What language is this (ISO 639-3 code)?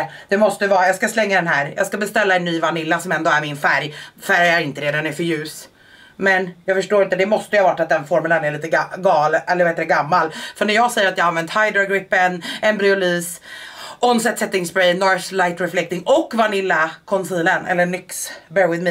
swe